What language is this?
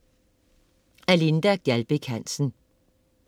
Danish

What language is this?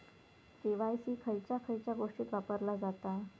Marathi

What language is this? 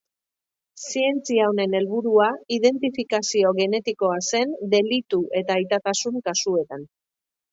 Basque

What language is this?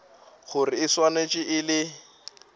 Northern Sotho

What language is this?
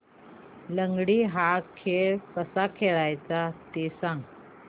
Marathi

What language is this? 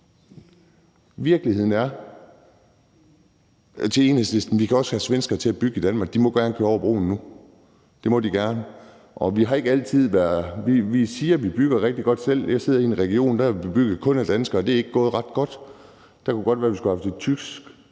Danish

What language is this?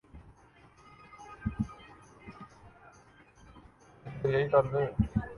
Urdu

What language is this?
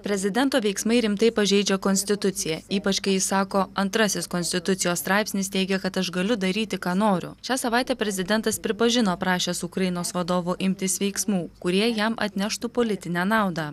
Lithuanian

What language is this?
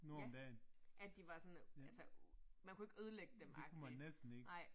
Danish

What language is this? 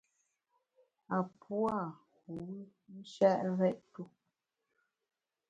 Bamun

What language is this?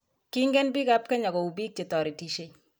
Kalenjin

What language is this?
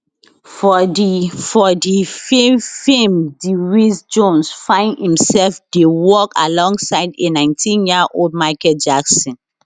Nigerian Pidgin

